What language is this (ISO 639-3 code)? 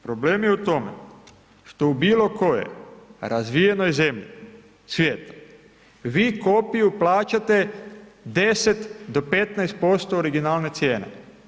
hrv